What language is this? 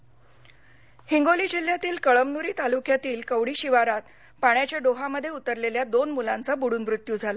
Marathi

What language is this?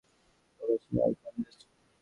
Bangla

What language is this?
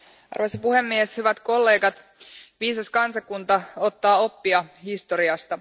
Finnish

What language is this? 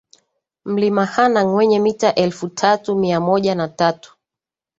Swahili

